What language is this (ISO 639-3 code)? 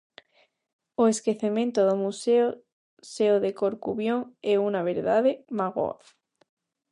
glg